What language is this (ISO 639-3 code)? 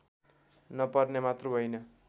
nep